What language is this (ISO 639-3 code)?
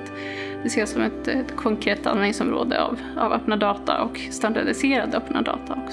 swe